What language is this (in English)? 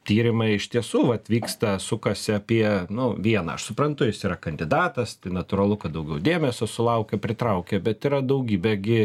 Lithuanian